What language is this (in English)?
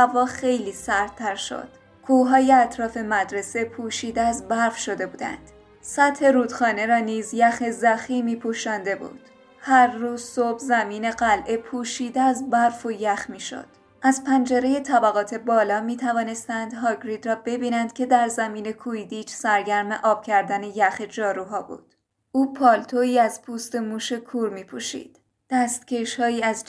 Persian